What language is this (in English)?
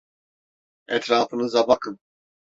Turkish